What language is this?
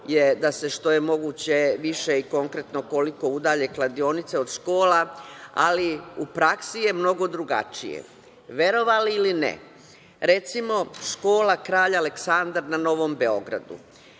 Serbian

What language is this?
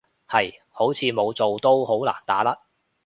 Cantonese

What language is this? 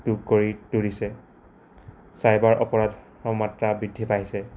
Assamese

